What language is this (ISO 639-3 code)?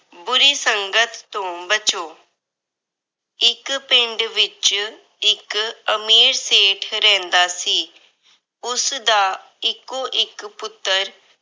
pan